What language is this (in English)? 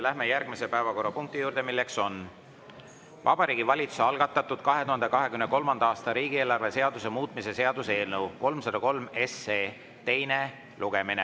Estonian